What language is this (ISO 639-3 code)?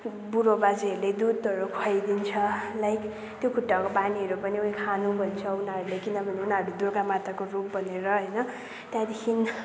nep